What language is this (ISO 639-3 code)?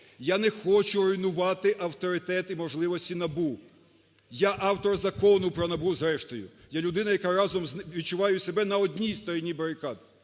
ukr